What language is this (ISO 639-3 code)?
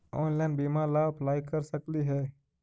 mag